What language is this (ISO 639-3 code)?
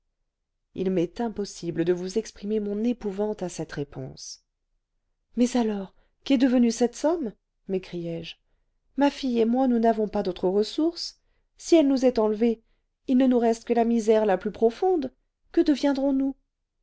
fra